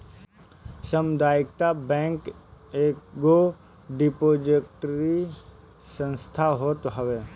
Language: Bhojpuri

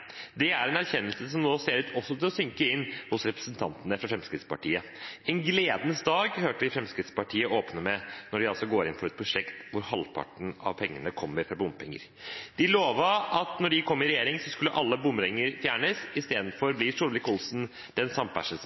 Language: Norwegian Bokmål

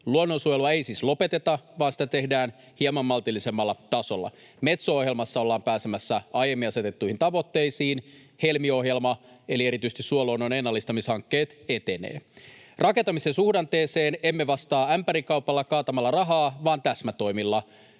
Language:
Finnish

